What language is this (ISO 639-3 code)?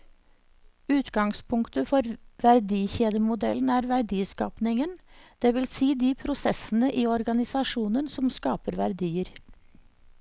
nor